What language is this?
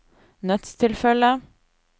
Norwegian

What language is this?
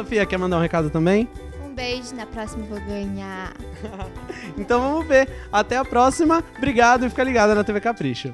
Portuguese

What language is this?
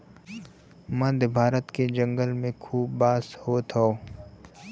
Bhojpuri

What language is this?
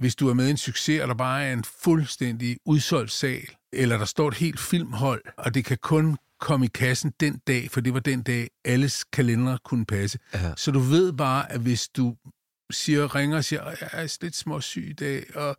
Danish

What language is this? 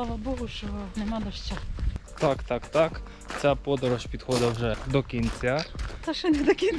Ukrainian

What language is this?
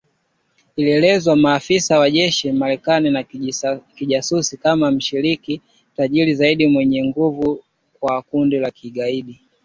Swahili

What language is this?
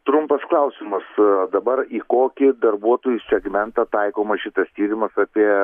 Lithuanian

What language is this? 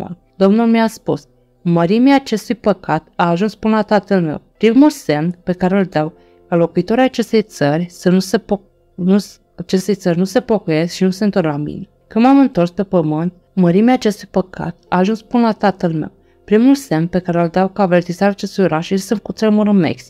Romanian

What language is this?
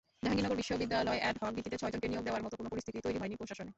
Bangla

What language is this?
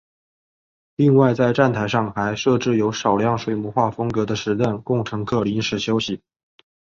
Chinese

